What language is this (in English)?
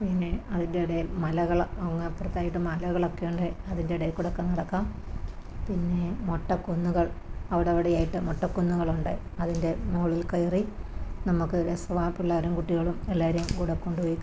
Malayalam